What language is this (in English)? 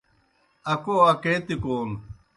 Kohistani Shina